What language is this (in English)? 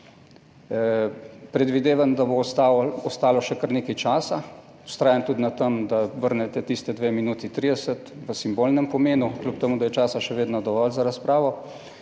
Slovenian